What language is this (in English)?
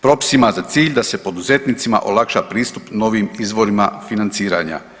Croatian